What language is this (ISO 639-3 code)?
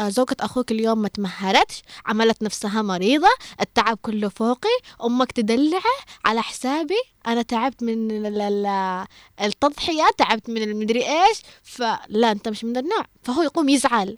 ara